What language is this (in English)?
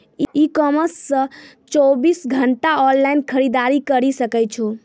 Maithili